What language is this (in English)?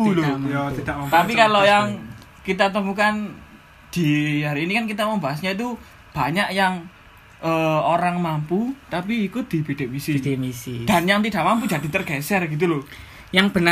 Indonesian